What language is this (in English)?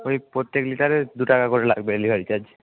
Bangla